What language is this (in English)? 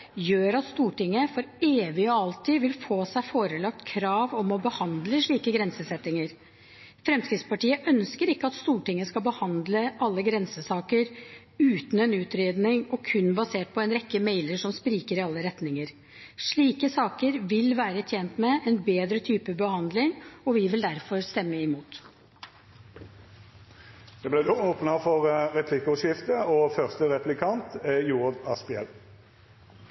Norwegian